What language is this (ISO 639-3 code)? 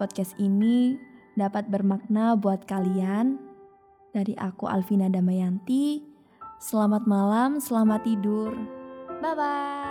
ind